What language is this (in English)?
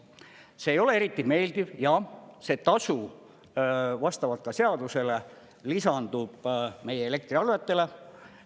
Estonian